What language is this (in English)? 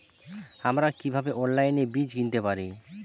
Bangla